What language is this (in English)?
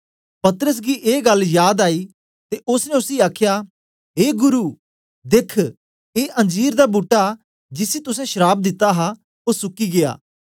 Dogri